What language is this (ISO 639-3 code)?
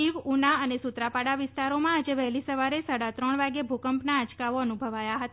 guj